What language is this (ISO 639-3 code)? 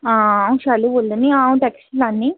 doi